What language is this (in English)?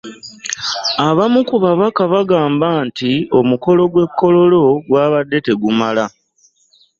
Ganda